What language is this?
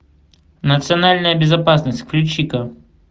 Russian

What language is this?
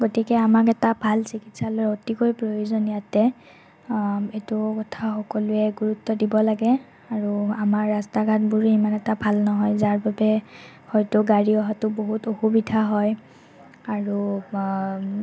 Assamese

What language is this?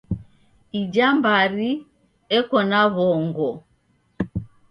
Taita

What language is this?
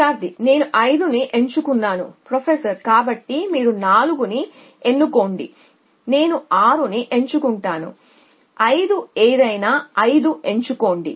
Telugu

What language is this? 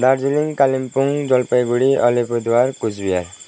Nepali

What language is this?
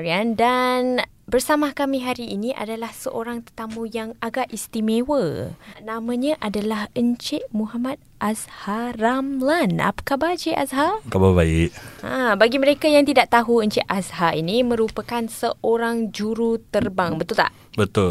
Malay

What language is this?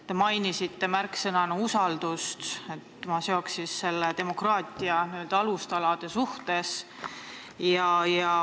Estonian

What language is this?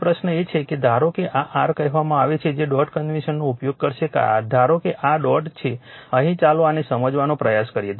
Gujarati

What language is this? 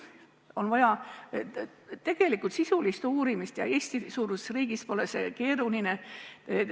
Estonian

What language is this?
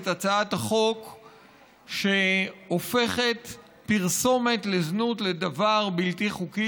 Hebrew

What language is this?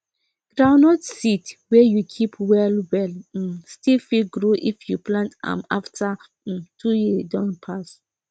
Nigerian Pidgin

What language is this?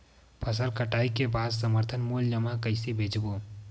Chhattisgarhi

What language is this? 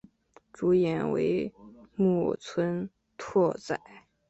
Chinese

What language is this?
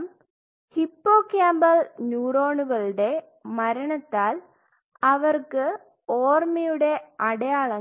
Malayalam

